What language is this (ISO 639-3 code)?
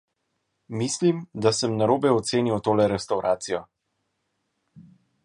slv